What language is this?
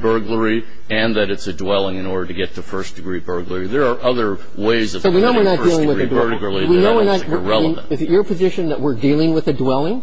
English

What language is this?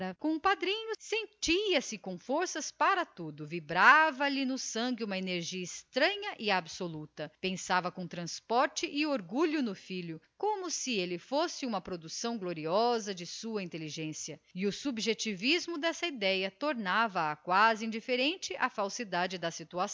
Portuguese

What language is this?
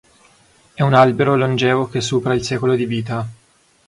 Italian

